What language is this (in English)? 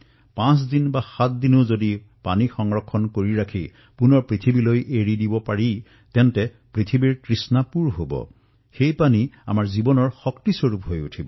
Assamese